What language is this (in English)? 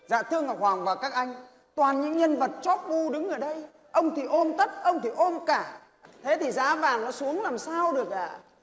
Vietnamese